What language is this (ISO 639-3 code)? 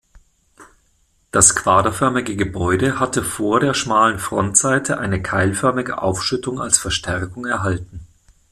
deu